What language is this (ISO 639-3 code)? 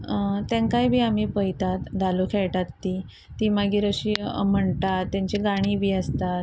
kok